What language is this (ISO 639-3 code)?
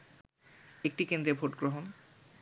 ben